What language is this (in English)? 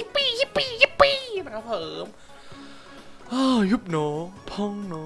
Thai